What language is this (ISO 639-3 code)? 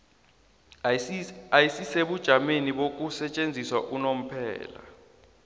nbl